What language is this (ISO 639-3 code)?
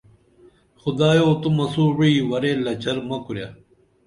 dml